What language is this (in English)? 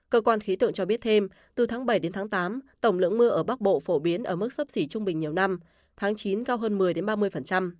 Vietnamese